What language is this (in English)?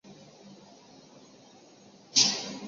Chinese